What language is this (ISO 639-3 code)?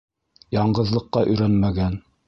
bak